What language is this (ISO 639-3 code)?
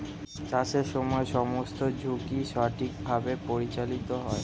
ben